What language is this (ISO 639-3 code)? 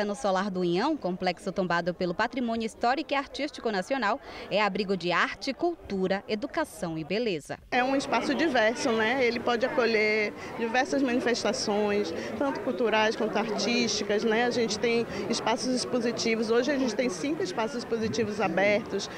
por